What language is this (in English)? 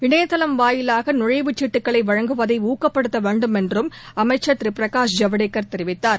Tamil